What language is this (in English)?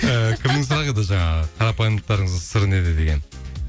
Kazakh